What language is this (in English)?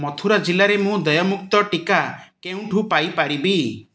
Odia